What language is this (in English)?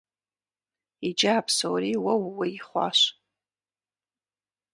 Kabardian